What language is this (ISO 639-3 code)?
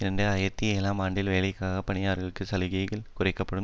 tam